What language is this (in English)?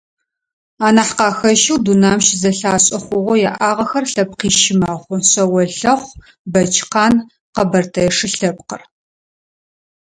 Adyghe